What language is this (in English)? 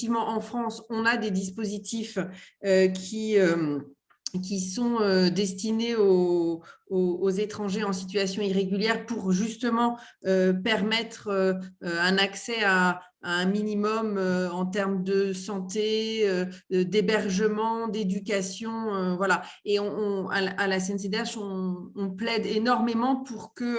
French